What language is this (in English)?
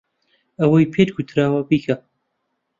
Central Kurdish